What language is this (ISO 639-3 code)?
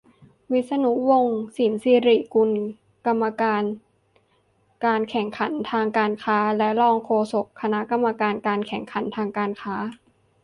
tha